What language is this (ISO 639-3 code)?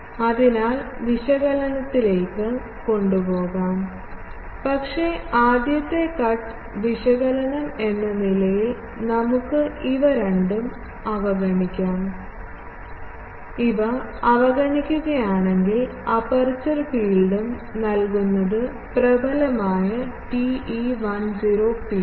mal